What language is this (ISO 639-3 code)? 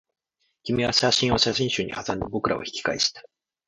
jpn